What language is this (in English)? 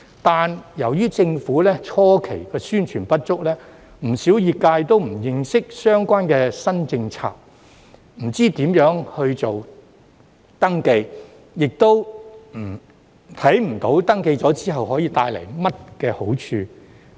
Cantonese